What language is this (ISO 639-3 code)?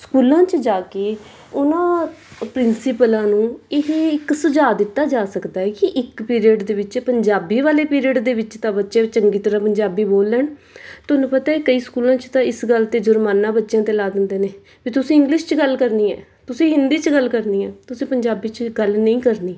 pan